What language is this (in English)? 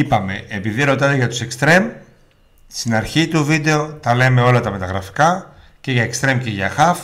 Greek